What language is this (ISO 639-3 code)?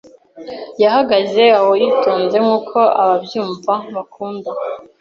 kin